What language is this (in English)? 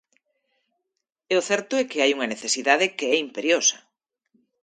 Galician